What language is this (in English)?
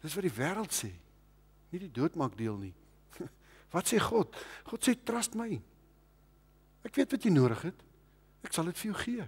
Dutch